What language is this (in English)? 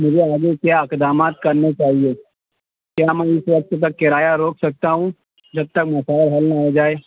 Urdu